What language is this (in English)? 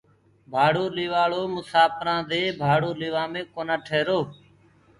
Gurgula